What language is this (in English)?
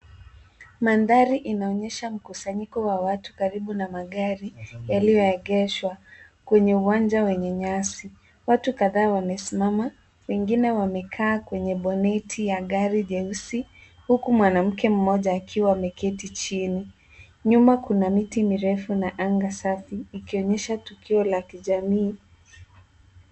Swahili